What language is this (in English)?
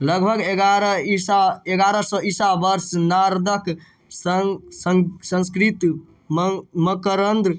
Maithili